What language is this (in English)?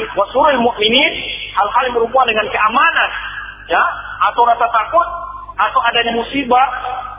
Malay